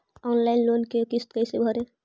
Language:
Magahi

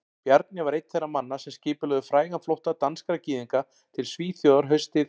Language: Icelandic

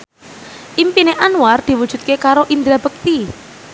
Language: Javanese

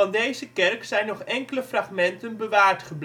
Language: Dutch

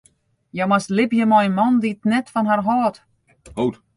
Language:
Western Frisian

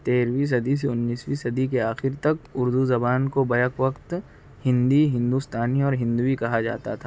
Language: Urdu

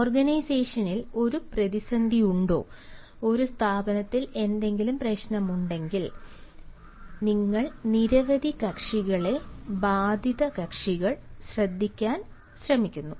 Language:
Malayalam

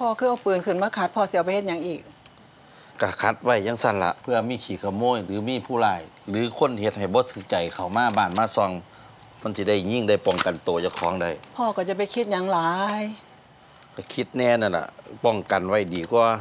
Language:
Thai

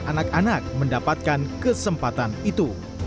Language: Indonesian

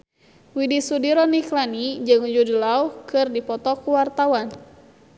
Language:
Sundanese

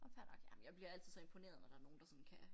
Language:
Danish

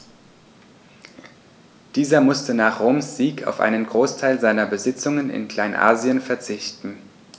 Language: German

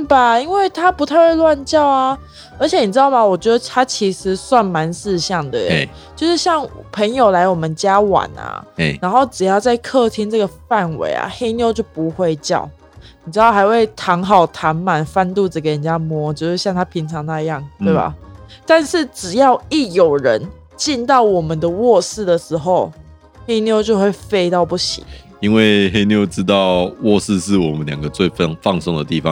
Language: Chinese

